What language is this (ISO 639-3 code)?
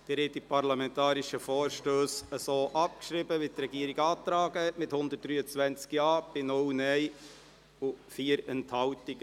gsw